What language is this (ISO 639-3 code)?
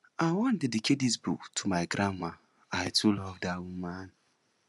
pcm